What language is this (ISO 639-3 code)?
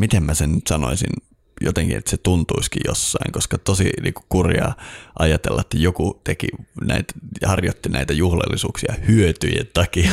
fin